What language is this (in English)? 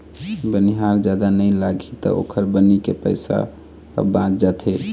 Chhattisgarhi